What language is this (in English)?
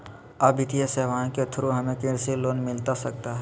Magahi